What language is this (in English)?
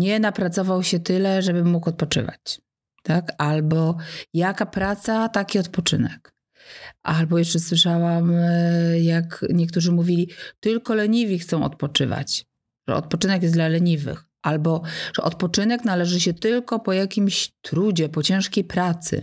Polish